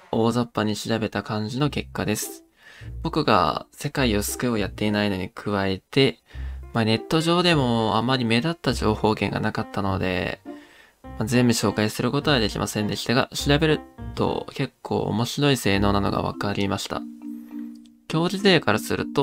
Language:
Japanese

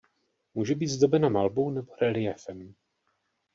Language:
Czech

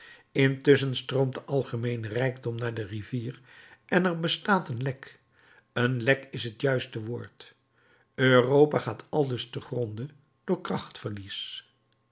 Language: Dutch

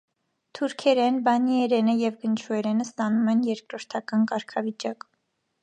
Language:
Armenian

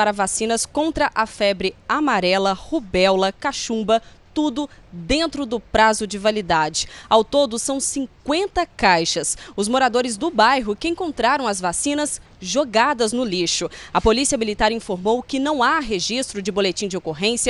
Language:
Portuguese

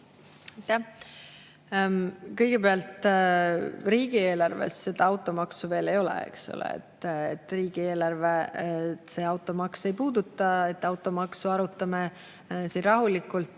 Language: Estonian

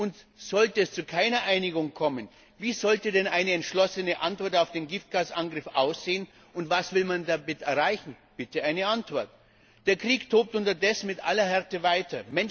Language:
German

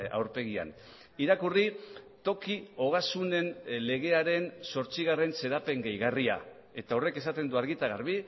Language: Basque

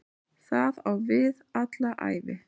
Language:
Icelandic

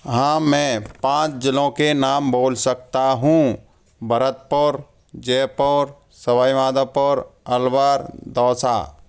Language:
Hindi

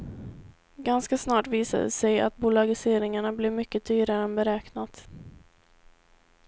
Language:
Swedish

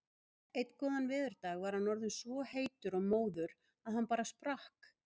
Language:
Icelandic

